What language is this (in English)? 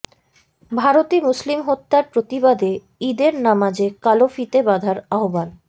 Bangla